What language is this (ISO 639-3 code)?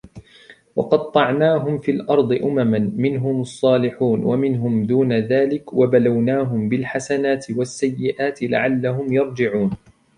ara